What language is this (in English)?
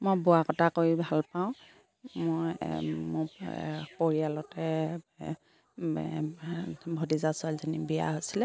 Assamese